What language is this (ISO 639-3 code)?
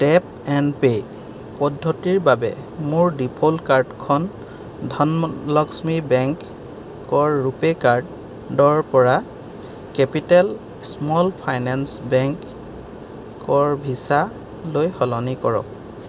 asm